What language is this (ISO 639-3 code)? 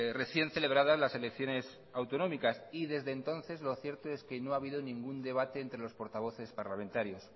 spa